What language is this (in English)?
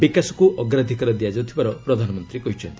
Odia